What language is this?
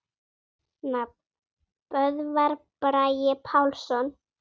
Icelandic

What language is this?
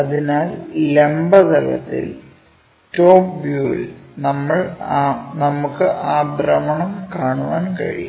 Malayalam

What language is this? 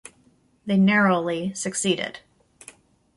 English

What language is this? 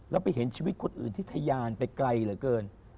Thai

